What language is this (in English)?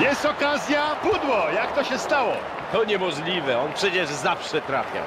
Polish